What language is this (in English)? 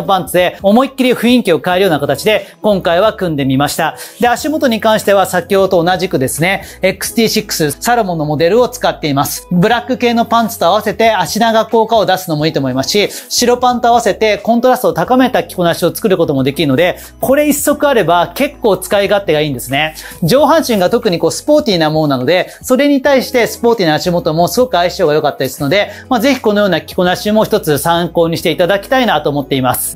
Japanese